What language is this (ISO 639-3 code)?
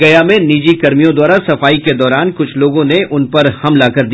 hin